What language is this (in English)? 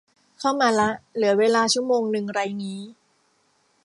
Thai